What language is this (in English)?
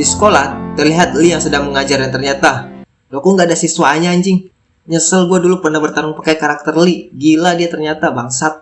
Indonesian